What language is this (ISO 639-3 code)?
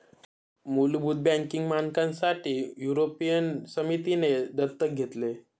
mar